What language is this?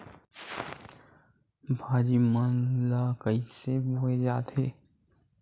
Chhattisgarhi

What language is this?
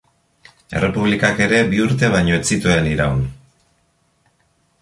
Basque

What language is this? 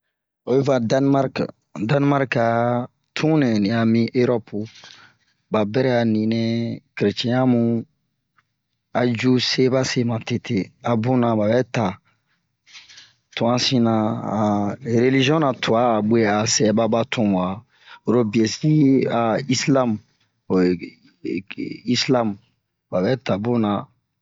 Bomu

